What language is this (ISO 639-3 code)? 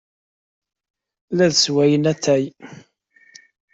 kab